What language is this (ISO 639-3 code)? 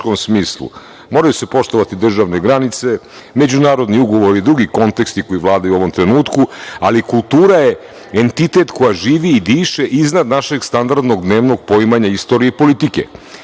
srp